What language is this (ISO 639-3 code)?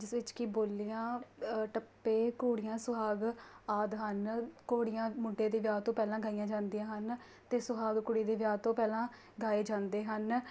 pan